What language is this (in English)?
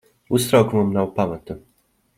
Latvian